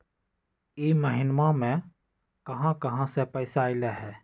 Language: Magahi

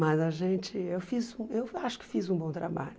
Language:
Portuguese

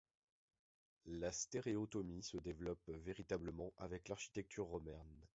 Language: French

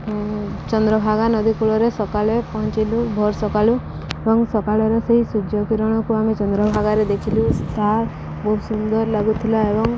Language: Odia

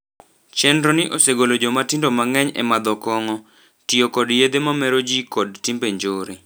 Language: Luo (Kenya and Tanzania)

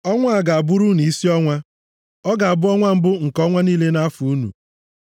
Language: Igbo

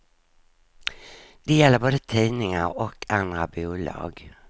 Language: Swedish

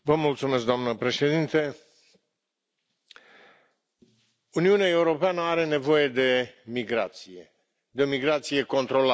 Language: Romanian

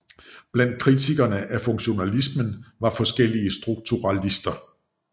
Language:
Danish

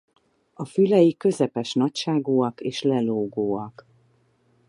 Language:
Hungarian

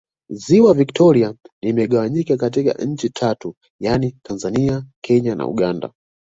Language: Swahili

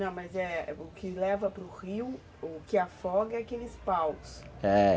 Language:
Portuguese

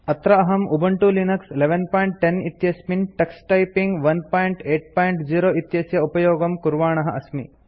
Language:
Sanskrit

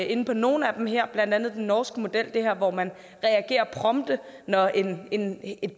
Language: Danish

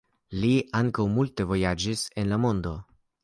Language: Esperanto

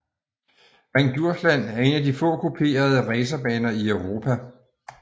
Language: Danish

